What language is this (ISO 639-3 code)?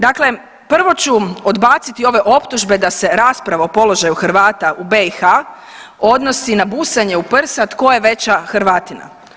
hrv